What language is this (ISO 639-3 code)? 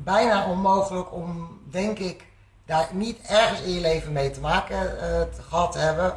nld